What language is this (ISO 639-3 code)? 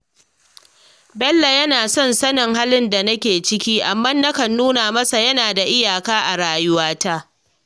hau